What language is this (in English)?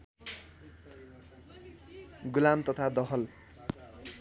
Nepali